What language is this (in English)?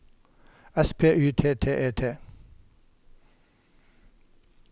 Norwegian